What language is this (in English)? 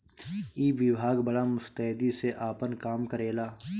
Bhojpuri